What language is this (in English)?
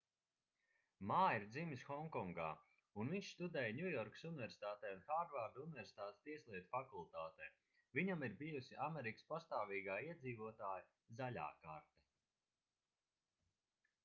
Latvian